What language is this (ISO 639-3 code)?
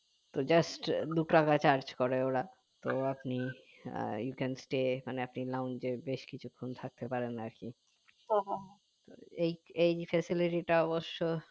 ben